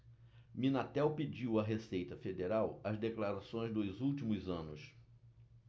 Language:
Portuguese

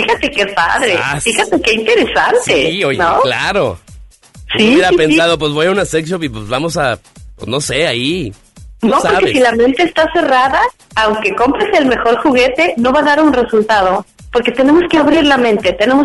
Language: Spanish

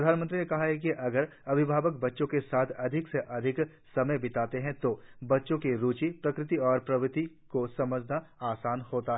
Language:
Hindi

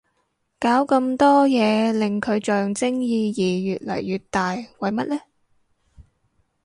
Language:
Cantonese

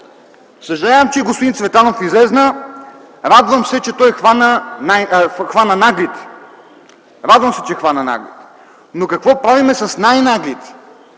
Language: Bulgarian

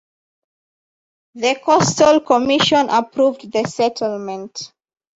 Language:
English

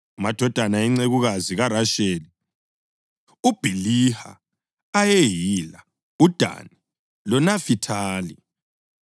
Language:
North Ndebele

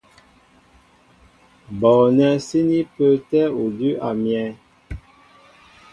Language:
Mbo (Cameroon)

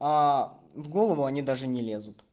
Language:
Russian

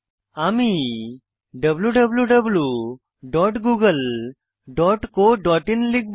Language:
Bangla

